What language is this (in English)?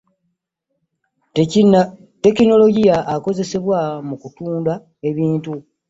Ganda